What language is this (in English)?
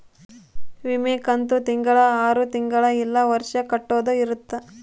Kannada